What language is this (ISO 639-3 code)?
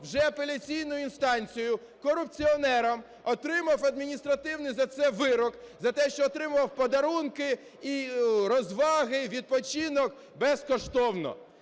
ukr